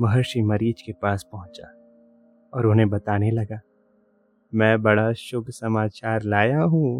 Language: Hindi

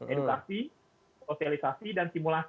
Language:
Indonesian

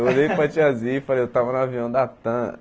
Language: Portuguese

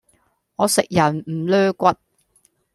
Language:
Cantonese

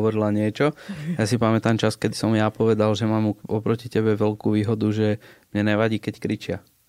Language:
Slovak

